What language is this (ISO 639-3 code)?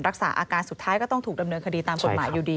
tha